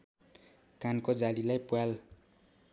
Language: Nepali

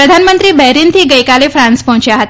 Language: Gujarati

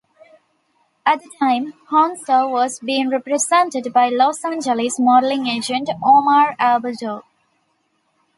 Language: English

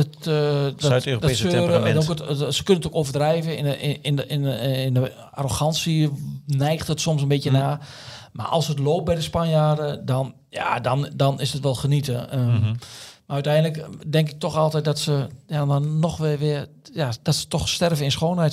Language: Dutch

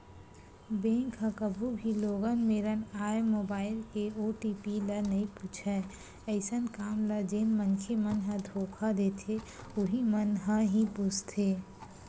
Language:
Chhattisgarhi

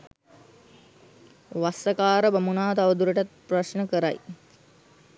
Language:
Sinhala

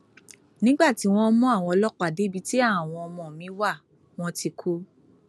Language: Yoruba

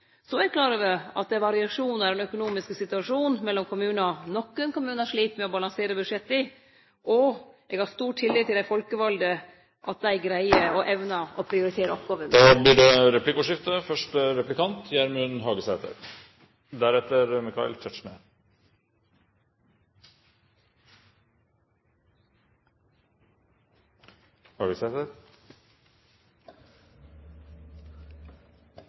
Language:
Norwegian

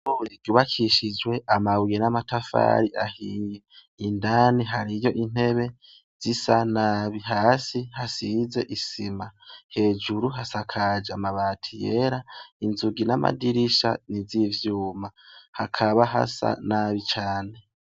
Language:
Rundi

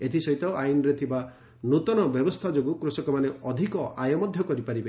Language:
Odia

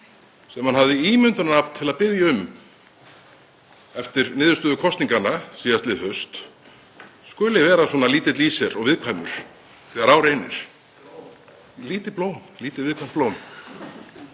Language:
Icelandic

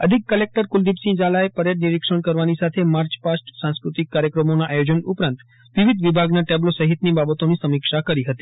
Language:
Gujarati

